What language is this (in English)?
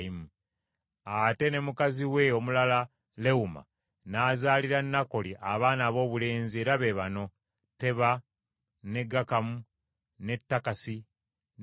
Ganda